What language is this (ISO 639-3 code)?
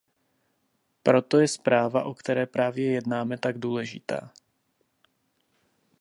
ces